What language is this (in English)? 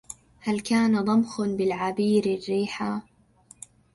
Arabic